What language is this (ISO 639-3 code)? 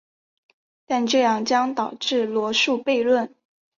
zho